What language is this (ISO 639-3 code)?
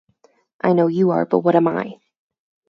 eng